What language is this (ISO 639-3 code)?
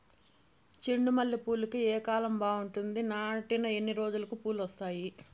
tel